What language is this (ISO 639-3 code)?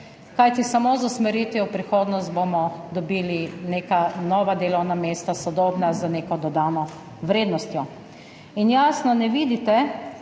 slv